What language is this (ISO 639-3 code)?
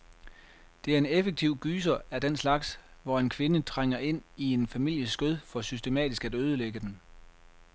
dan